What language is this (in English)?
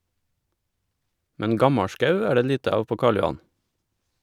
Norwegian